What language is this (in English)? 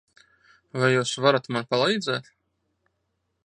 Latvian